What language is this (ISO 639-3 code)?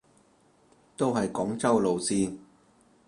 yue